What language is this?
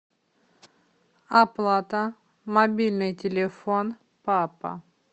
Russian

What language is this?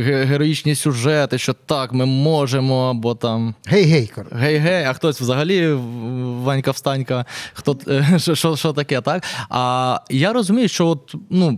Ukrainian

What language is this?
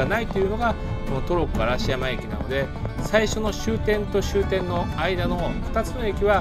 Japanese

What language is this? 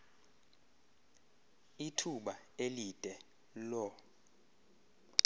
Xhosa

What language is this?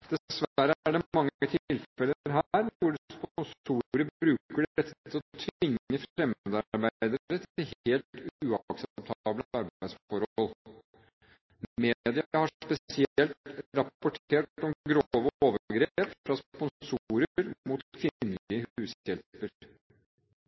Norwegian Bokmål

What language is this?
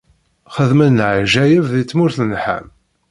Kabyle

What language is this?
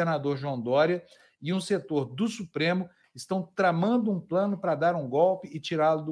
Portuguese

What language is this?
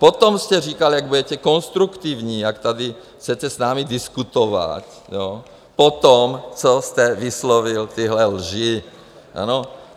Czech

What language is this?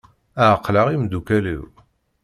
Kabyle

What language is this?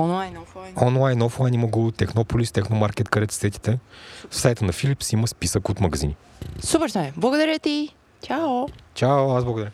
Bulgarian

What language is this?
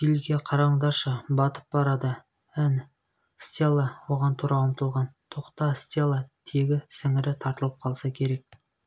Kazakh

